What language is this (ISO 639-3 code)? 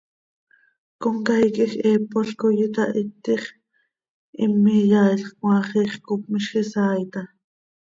sei